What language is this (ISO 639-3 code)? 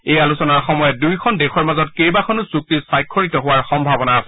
asm